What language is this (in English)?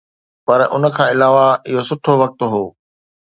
Sindhi